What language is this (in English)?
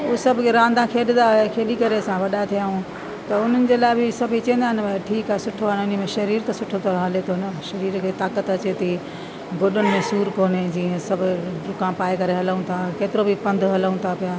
Sindhi